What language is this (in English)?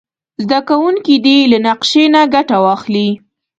Pashto